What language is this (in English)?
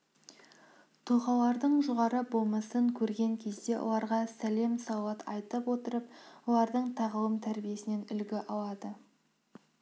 Kazakh